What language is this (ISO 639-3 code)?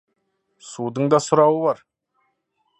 kaz